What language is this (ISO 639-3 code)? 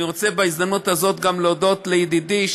heb